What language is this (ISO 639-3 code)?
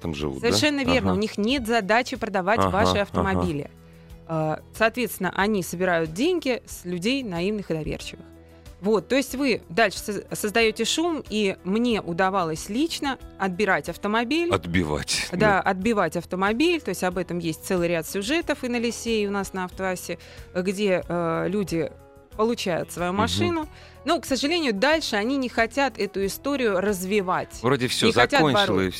rus